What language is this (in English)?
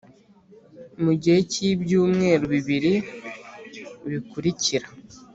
Kinyarwanda